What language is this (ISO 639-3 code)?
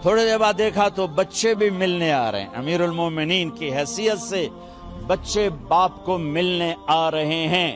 urd